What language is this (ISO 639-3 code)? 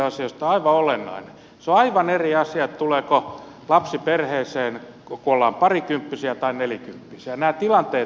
fin